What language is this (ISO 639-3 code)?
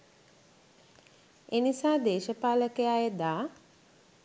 sin